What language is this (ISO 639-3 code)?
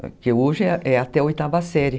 por